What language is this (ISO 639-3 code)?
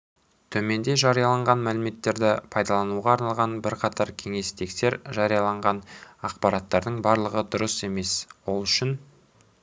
kaz